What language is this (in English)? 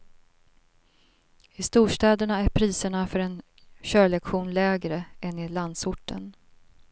Swedish